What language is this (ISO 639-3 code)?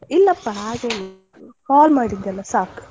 kan